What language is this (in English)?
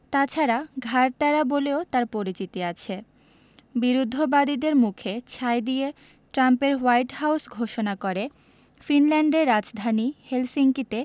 Bangla